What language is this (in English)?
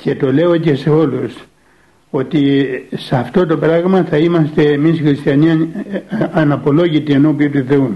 Greek